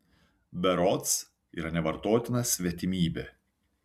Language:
Lithuanian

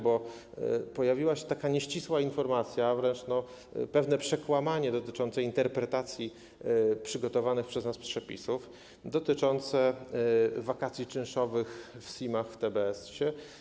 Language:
Polish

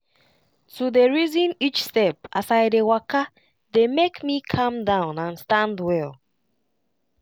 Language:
Nigerian Pidgin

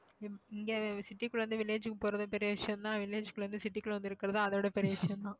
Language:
Tamil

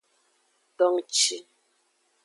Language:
Aja (Benin)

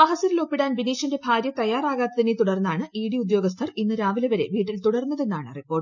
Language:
Malayalam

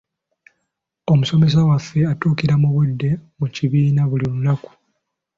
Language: Ganda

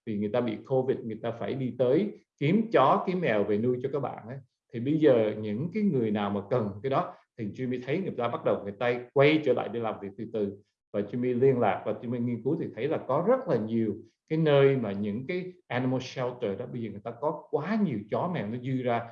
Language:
Vietnamese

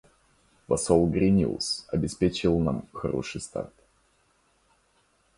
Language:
Russian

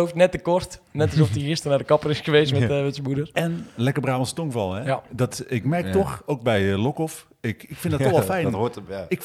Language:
Dutch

